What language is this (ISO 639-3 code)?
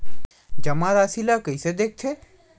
hne